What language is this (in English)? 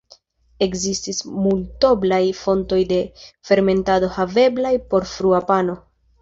Esperanto